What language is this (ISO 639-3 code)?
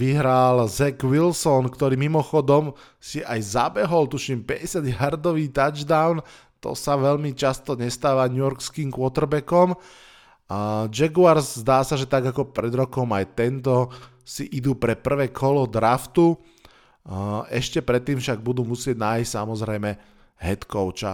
slk